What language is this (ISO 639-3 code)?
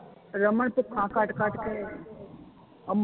pan